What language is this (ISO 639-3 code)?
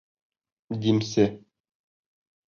bak